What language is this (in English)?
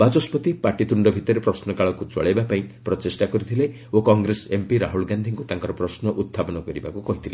Odia